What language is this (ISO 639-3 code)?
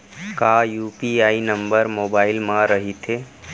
hne